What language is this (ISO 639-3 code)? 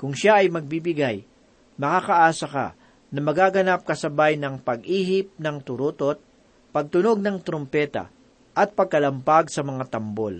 fil